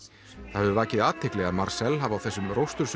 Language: Icelandic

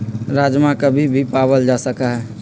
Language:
Magahi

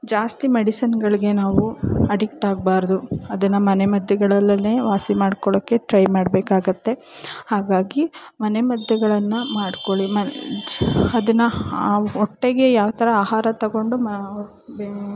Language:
Kannada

